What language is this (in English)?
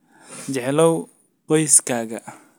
Somali